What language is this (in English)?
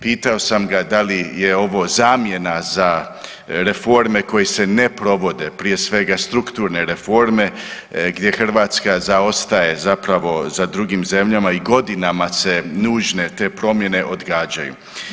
Croatian